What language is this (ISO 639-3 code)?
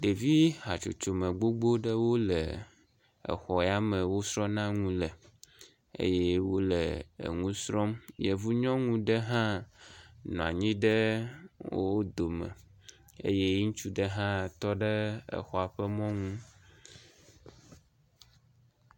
ewe